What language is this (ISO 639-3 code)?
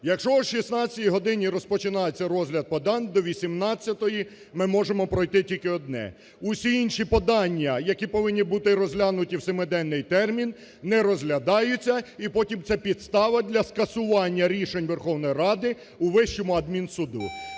ukr